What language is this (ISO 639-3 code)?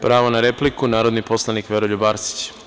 srp